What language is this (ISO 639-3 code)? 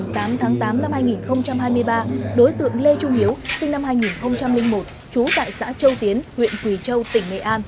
vie